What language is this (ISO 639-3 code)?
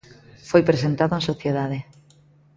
glg